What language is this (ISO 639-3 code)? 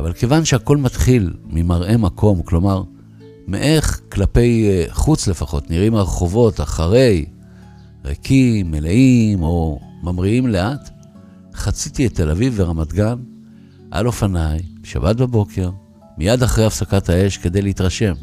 heb